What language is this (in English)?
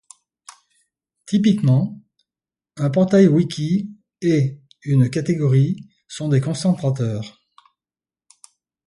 French